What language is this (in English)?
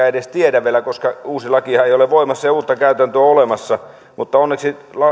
Finnish